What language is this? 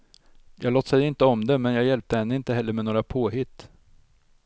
Swedish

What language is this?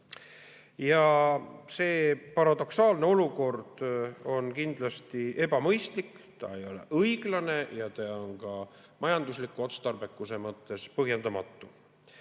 Estonian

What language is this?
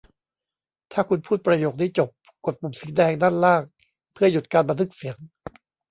Thai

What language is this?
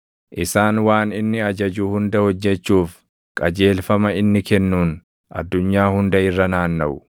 Oromo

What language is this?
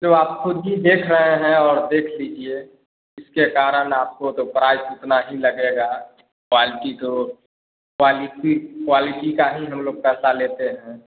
Hindi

